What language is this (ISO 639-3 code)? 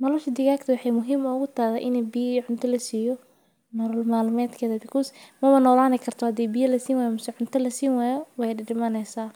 som